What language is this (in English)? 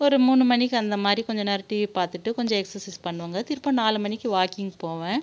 Tamil